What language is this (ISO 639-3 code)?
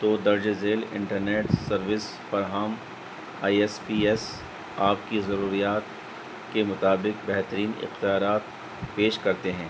urd